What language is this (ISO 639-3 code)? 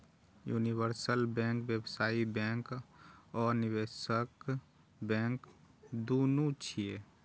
mai